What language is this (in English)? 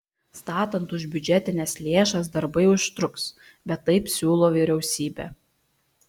Lithuanian